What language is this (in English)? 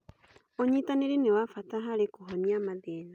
Kikuyu